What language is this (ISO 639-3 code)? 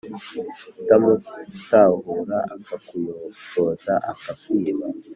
kin